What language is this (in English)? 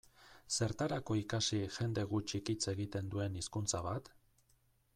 Basque